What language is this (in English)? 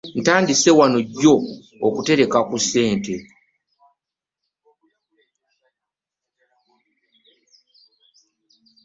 Ganda